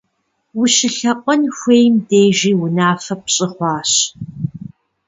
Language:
Kabardian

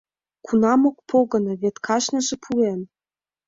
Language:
Mari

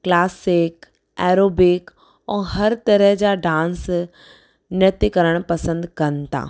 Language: Sindhi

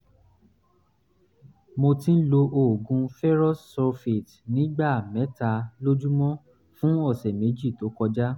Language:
Yoruba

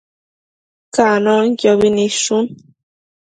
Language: Matsés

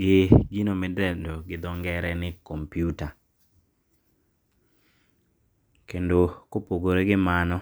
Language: Luo (Kenya and Tanzania)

